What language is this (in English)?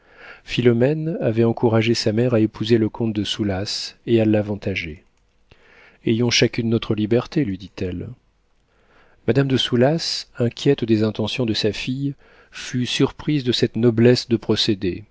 French